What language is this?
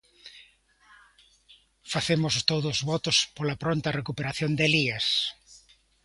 Galician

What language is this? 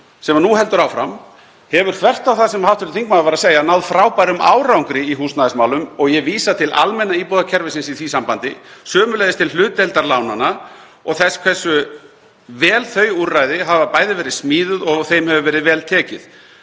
Icelandic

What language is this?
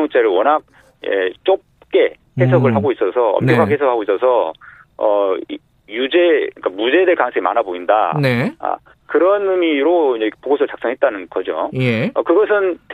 Korean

